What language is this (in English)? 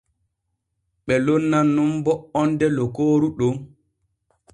Borgu Fulfulde